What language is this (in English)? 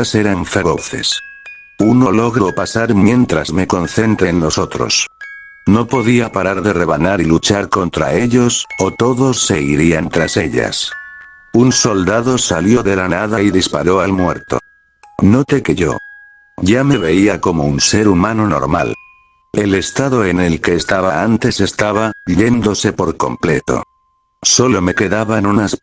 Spanish